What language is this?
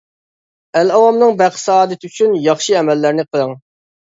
Uyghur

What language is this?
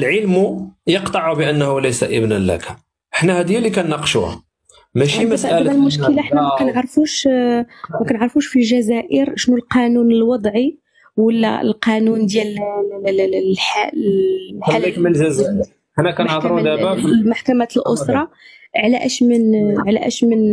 Arabic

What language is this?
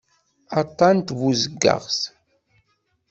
Kabyle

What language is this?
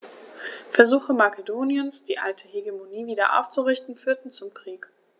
German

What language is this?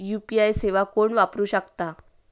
Marathi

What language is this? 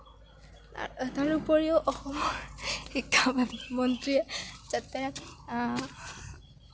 Assamese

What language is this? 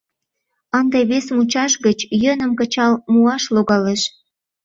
Mari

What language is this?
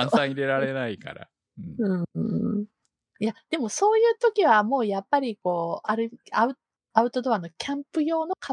Japanese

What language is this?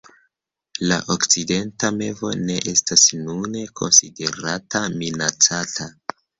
Esperanto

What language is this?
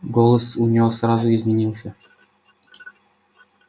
Russian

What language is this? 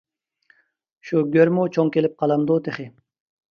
Uyghur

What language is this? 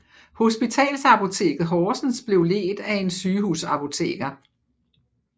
Danish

